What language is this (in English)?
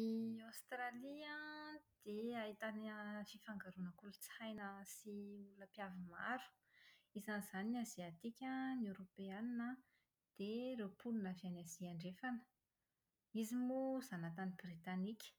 Malagasy